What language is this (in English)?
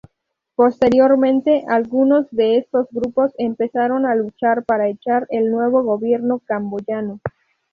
Spanish